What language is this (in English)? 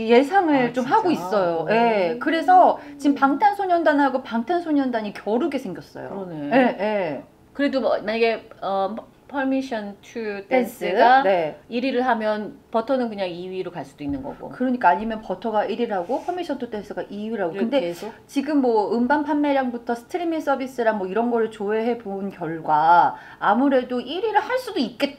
Korean